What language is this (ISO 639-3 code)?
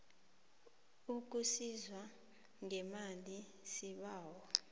nbl